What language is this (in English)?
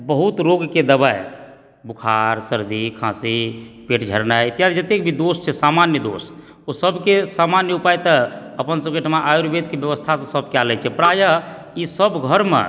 Maithili